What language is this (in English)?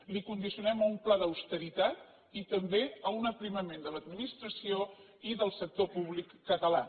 Catalan